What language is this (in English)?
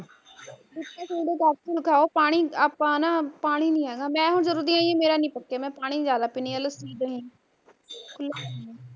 Punjabi